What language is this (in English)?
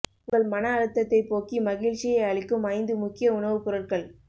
Tamil